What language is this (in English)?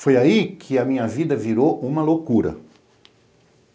Portuguese